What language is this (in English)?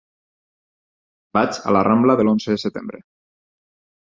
Catalan